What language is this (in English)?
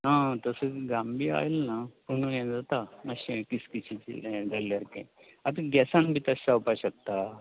Konkani